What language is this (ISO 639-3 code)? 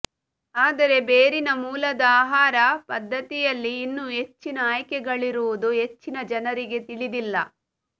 kan